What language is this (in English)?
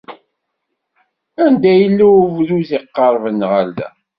Kabyle